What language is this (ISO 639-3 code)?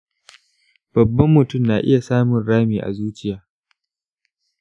hau